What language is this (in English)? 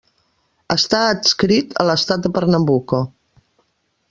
Catalan